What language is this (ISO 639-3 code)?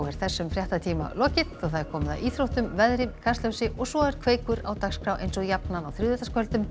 isl